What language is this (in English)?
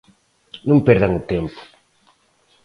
Galician